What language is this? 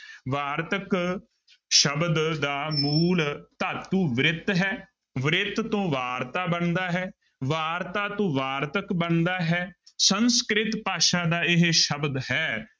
Punjabi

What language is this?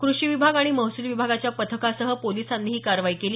Marathi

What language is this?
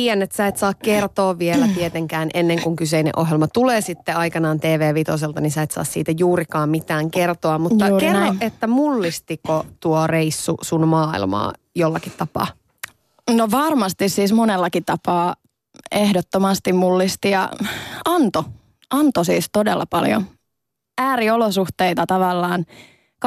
Finnish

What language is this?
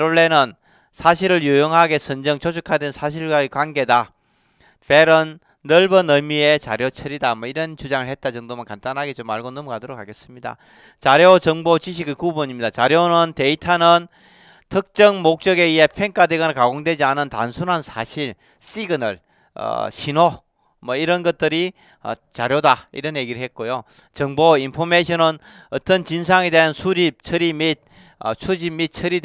Korean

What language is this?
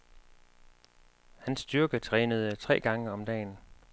Danish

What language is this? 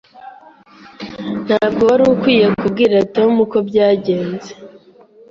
Kinyarwanda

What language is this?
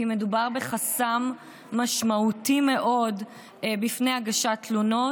Hebrew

